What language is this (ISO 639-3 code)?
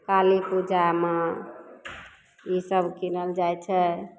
mai